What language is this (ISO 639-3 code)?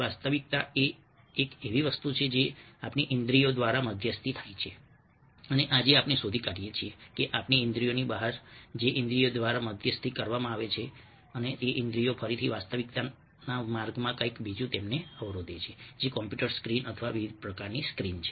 guj